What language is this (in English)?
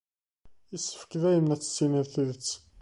Kabyle